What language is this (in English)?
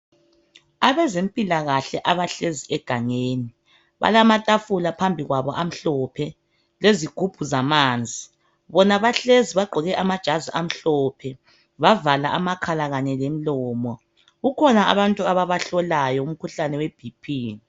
North Ndebele